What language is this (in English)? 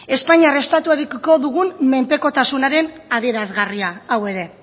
Basque